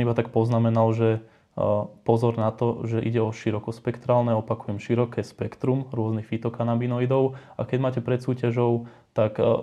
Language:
Slovak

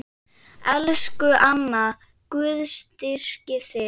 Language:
Icelandic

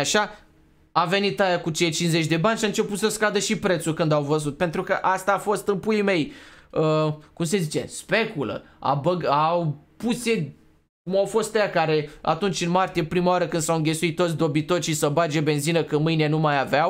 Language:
Romanian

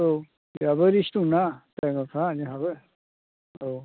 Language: Bodo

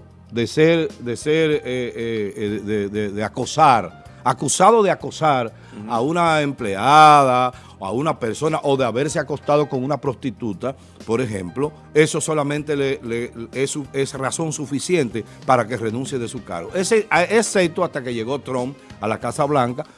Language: Spanish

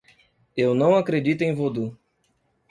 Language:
Portuguese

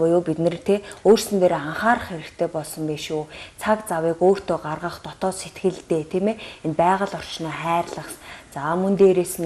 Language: Romanian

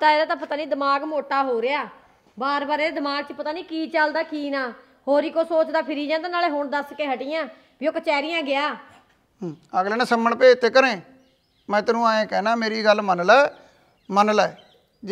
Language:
Punjabi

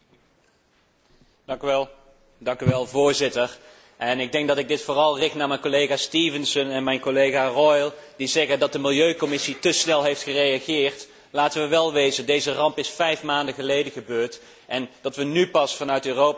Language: Dutch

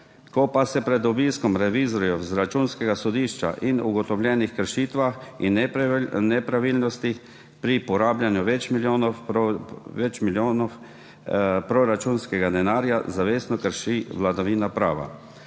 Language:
Slovenian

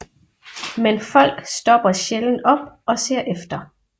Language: Danish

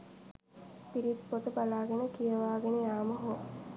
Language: Sinhala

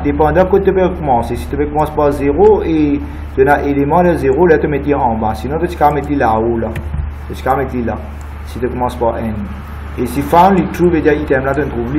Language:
French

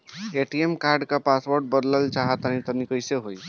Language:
Bhojpuri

